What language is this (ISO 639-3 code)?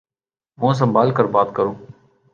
urd